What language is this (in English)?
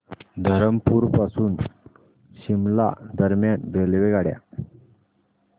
Marathi